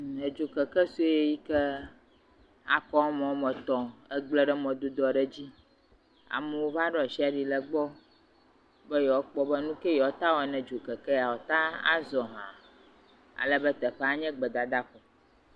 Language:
Ewe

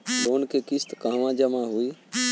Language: Bhojpuri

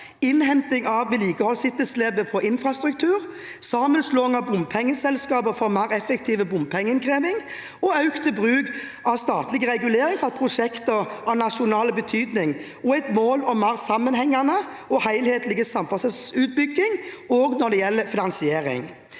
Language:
Norwegian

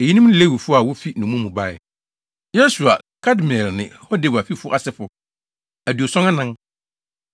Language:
Akan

